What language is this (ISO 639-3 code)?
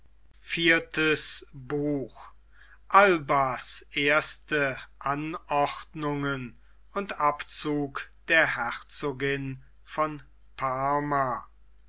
deu